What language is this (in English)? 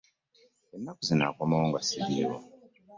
Ganda